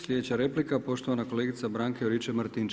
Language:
Croatian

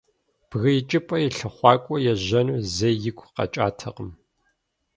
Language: Kabardian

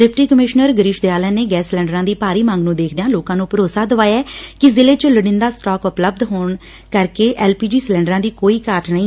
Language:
Punjabi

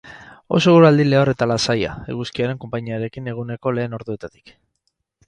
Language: Basque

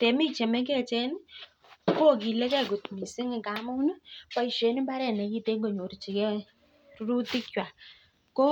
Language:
Kalenjin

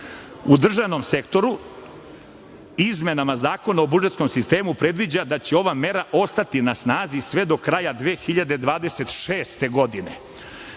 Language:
Serbian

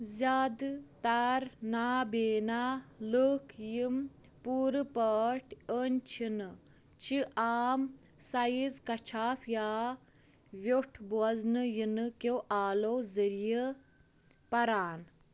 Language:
Kashmiri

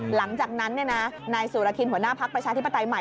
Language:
Thai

